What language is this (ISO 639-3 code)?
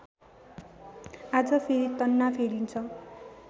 nep